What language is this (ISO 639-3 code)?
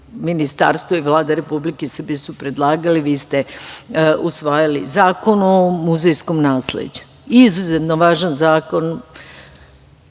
srp